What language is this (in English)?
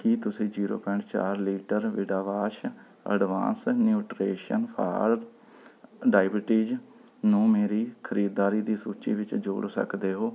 Punjabi